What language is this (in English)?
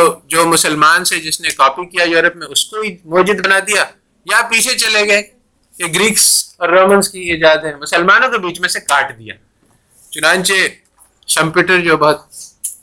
Urdu